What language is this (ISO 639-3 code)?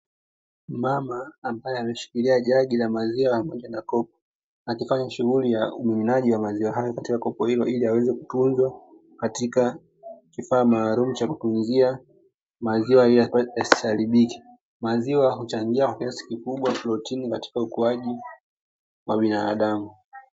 swa